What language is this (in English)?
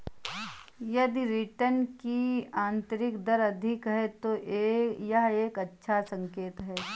Hindi